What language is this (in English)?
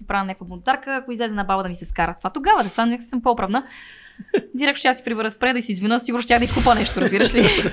Bulgarian